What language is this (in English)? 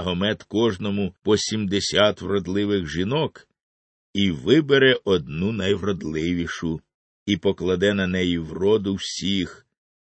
Ukrainian